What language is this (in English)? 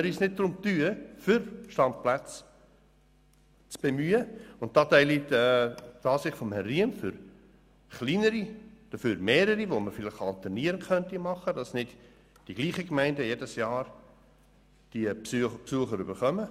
Swiss German